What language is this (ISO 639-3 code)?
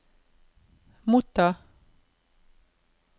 nor